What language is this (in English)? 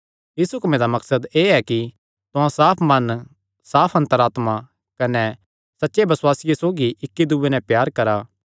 Kangri